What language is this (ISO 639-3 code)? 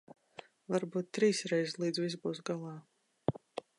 lav